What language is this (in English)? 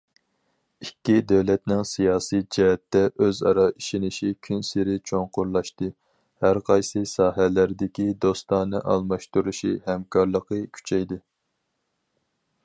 Uyghur